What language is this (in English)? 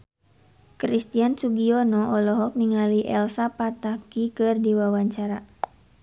Sundanese